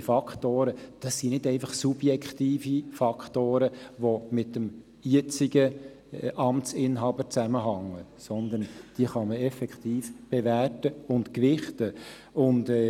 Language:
Swiss German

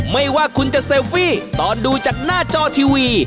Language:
Thai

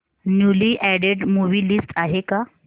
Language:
Marathi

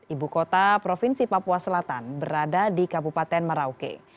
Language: Indonesian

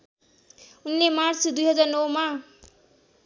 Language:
Nepali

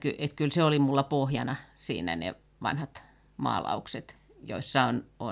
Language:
Finnish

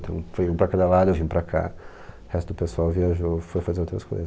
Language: Portuguese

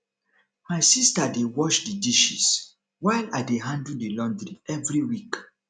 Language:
Nigerian Pidgin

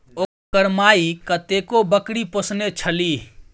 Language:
Maithili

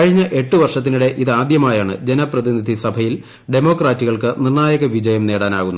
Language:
Malayalam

